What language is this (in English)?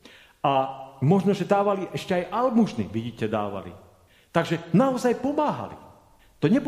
Slovak